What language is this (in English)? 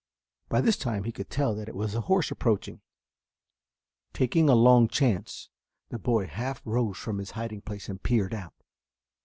English